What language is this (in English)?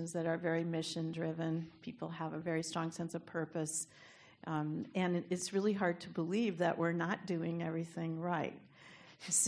English